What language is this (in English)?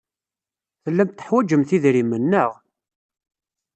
Kabyle